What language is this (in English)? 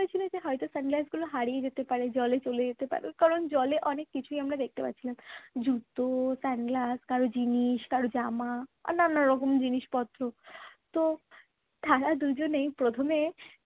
Bangla